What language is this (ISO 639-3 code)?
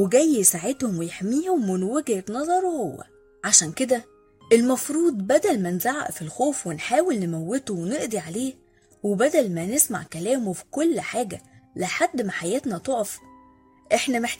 ara